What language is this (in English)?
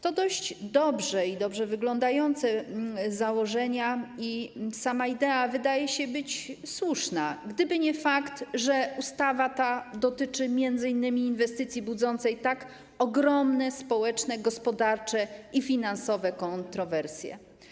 Polish